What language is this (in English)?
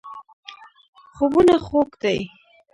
Pashto